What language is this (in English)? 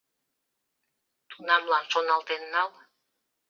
Mari